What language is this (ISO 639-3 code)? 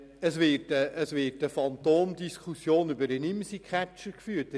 gsw